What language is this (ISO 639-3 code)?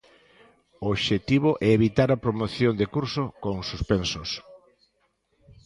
glg